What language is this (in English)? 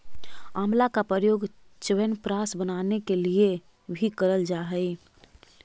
Magahi